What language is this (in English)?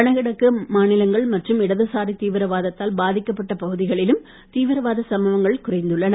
Tamil